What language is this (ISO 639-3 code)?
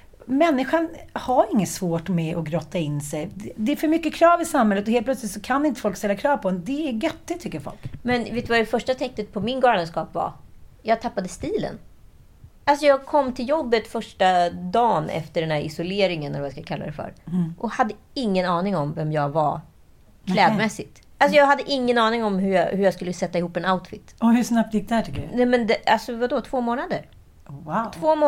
swe